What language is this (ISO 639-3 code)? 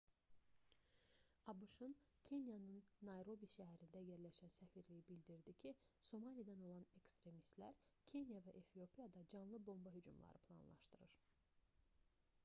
aze